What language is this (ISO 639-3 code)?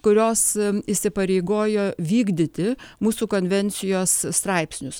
lit